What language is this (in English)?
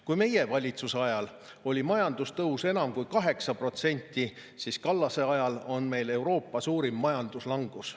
Estonian